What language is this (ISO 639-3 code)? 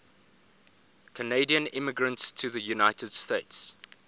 eng